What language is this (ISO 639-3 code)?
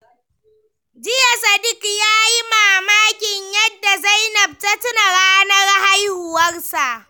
hau